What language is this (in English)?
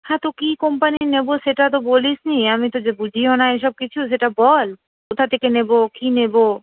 Bangla